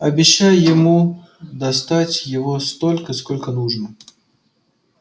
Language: Russian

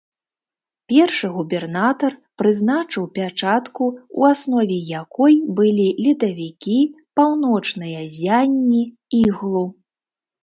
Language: Belarusian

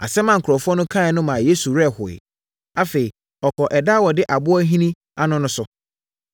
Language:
Akan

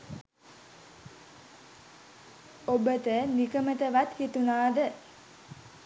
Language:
Sinhala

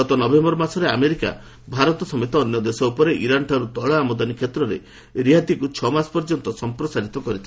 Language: Odia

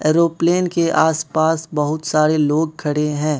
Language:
Hindi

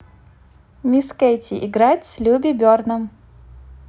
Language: Russian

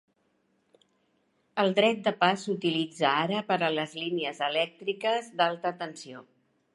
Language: Catalan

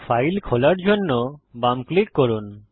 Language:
Bangla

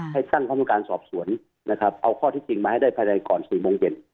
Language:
Thai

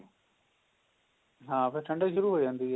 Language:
Punjabi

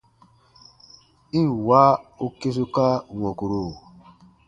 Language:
Baatonum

